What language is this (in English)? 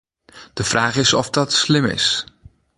Western Frisian